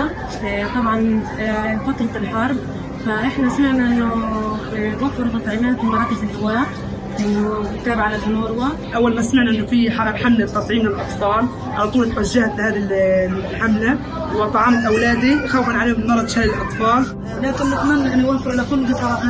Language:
Arabic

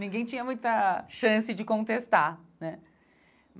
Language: Portuguese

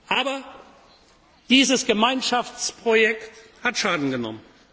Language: German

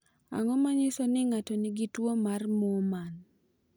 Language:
Luo (Kenya and Tanzania)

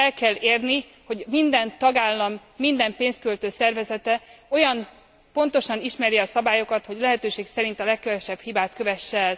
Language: Hungarian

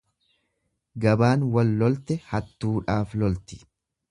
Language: Oromo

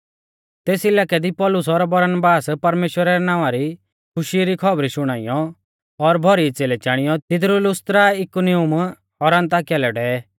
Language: Mahasu Pahari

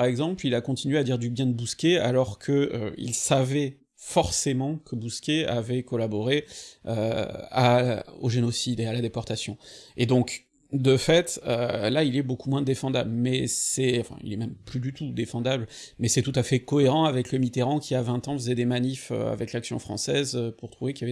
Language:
French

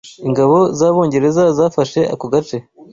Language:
Kinyarwanda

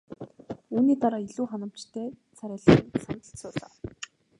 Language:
Mongolian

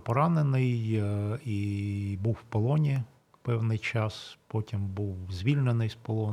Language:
Ukrainian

